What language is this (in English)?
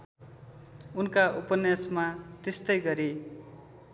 Nepali